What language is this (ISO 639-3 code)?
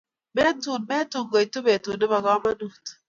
kln